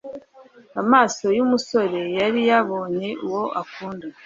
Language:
Kinyarwanda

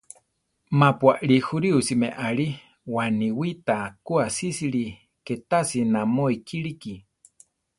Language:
Central Tarahumara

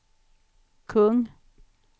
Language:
Swedish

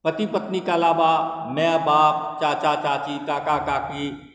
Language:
Maithili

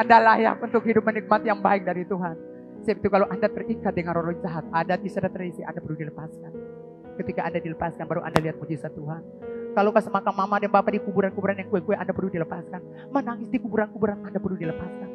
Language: Indonesian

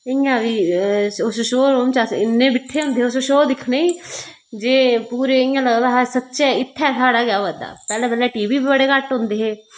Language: Dogri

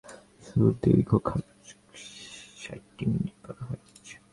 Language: Bangla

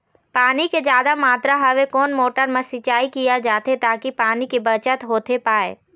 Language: Chhattisgarhi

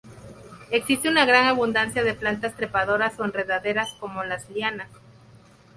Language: Spanish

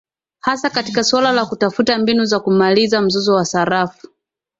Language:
Swahili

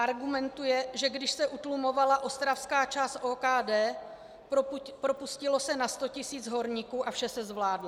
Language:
Czech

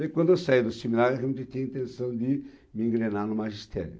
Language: Portuguese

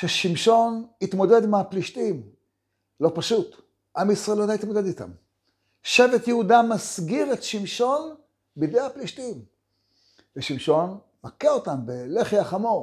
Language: Hebrew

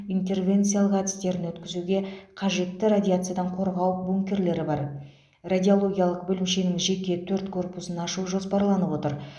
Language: Kazakh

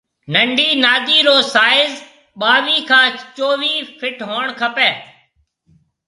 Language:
Marwari (Pakistan)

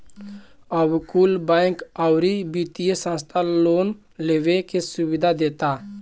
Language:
Bhojpuri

